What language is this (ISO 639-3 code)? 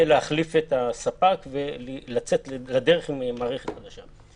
heb